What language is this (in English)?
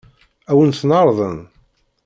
Kabyle